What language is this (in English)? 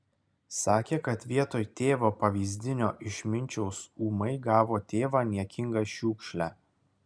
Lithuanian